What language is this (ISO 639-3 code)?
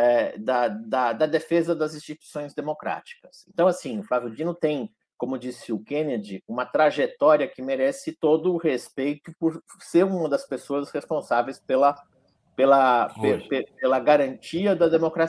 por